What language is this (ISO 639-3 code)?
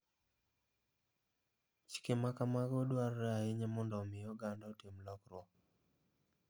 luo